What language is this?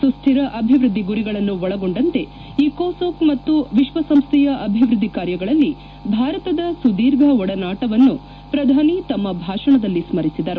Kannada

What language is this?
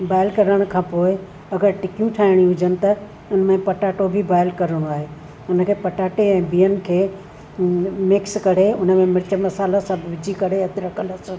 Sindhi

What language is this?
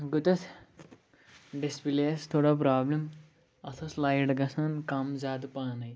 Kashmiri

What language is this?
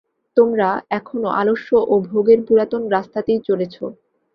Bangla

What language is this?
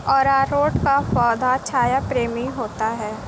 Hindi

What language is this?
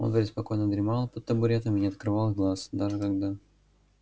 Russian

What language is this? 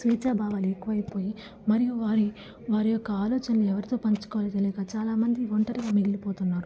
Telugu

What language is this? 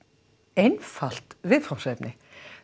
Icelandic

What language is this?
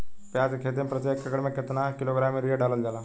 Bhojpuri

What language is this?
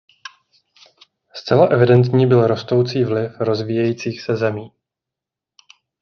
Czech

